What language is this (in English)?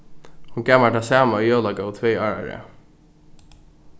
Faroese